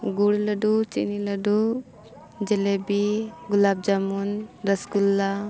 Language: Santali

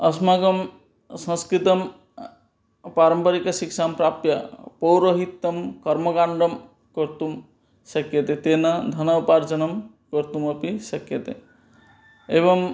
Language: Sanskrit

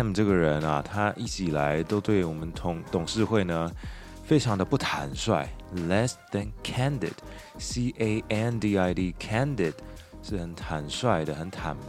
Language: Chinese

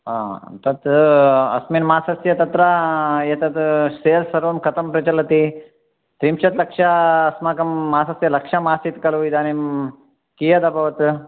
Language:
Sanskrit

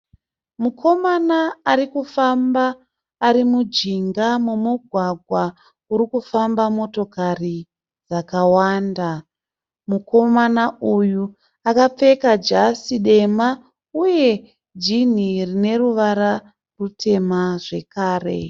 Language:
Shona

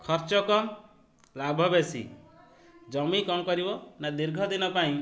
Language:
Odia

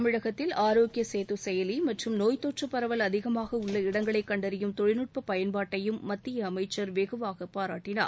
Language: Tamil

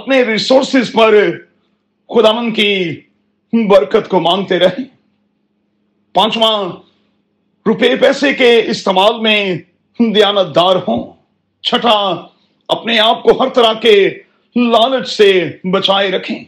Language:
Urdu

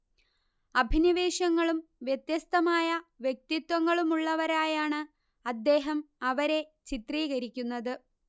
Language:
Malayalam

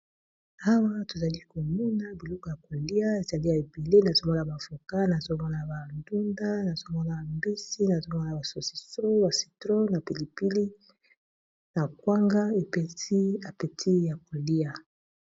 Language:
Lingala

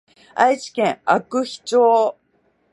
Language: Japanese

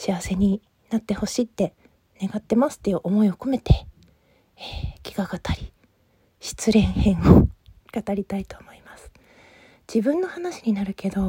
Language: Japanese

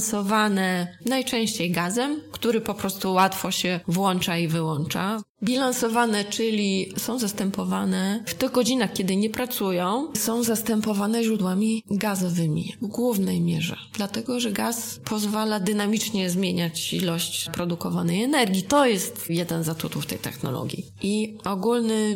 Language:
Polish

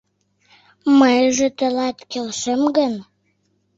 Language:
Mari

